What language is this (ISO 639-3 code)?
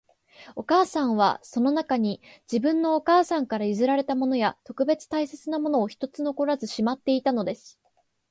jpn